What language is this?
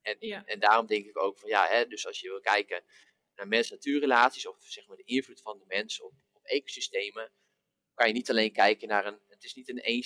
Dutch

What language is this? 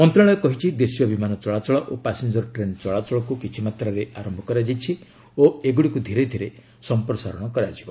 Odia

